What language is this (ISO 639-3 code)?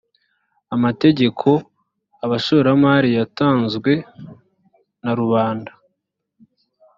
kin